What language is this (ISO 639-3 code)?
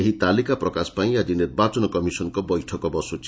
ori